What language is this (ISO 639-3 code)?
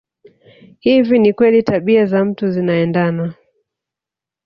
swa